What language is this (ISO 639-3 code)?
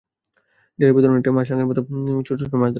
ben